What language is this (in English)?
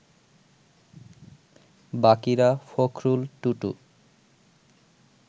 Bangla